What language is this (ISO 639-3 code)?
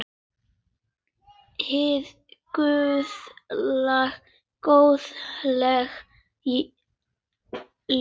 isl